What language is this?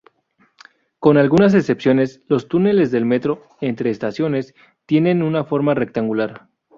Spanish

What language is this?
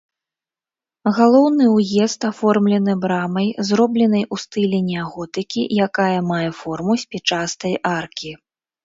Belarusian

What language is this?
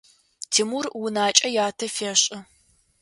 Adyghe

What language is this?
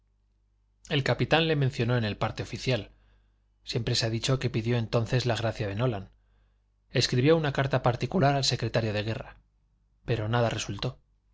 Spanish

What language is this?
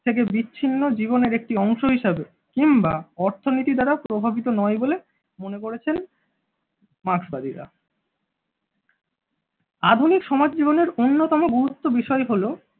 Bangla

